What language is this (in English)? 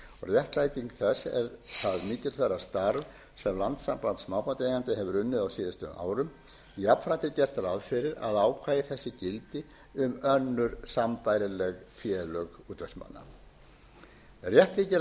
Icelandic